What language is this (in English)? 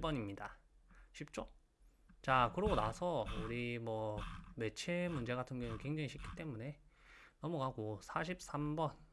Korean